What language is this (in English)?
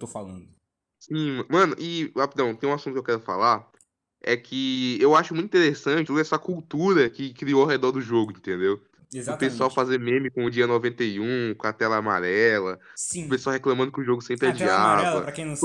Portuguese